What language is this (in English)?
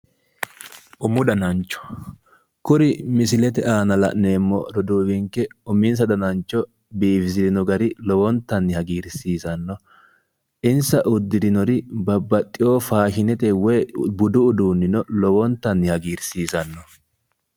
Sidamo